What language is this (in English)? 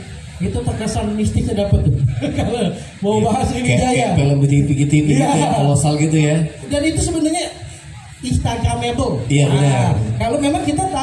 Indonesian